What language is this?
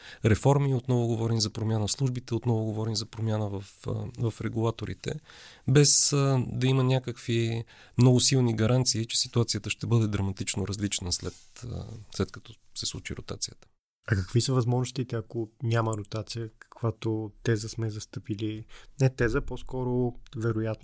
Bulgarian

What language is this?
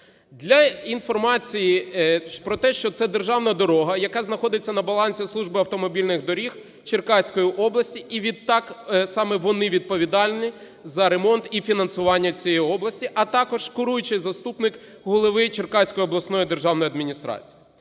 Ukrainian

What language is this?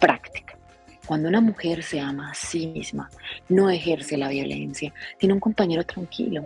Spanish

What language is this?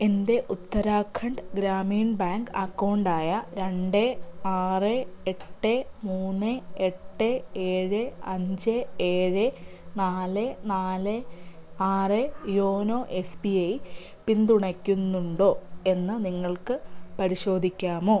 Malayalam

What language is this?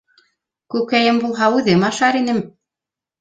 Bashkir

